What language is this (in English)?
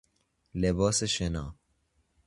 Persian